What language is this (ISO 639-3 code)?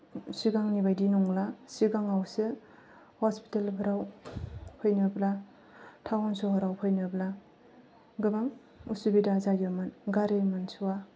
brx